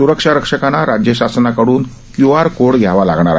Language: Marathi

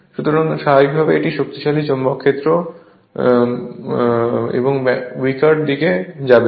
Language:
Bangla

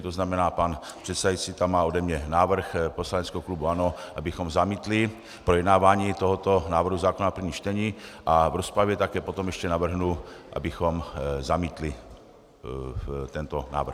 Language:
Czech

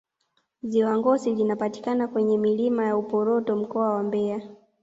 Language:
Swahili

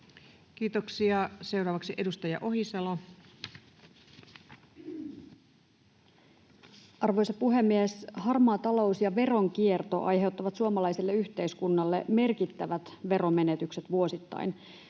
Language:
Finnish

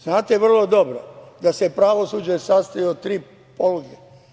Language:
Serbian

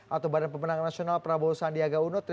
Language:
Indonesian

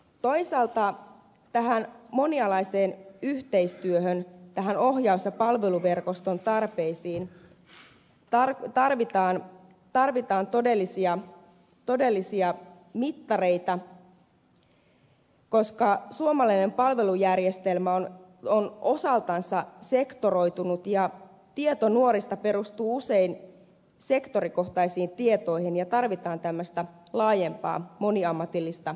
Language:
Finnish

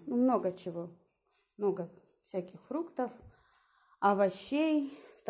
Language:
Russian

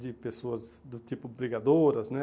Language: Portuguese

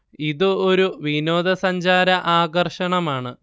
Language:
Malayalam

